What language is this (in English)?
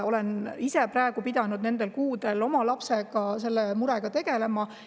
Estonian